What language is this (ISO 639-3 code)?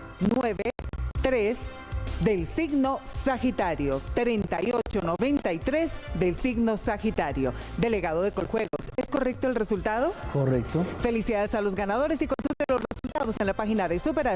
spa